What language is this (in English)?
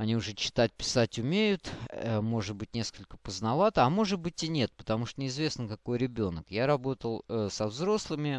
Russian